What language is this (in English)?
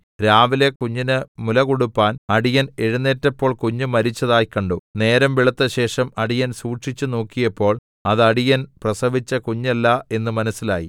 Malayalam